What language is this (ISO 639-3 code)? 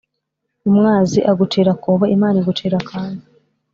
kin